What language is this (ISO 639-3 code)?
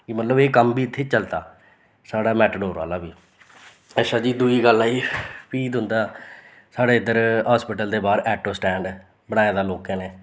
doi